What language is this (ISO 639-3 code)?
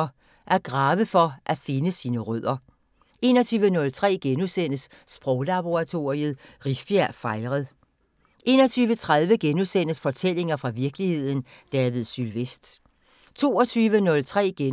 dan